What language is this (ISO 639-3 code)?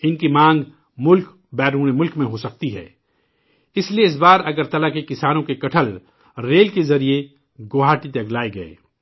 urd